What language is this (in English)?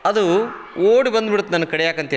Kannada